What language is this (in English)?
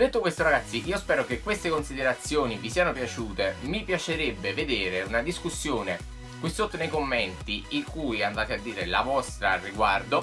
Italian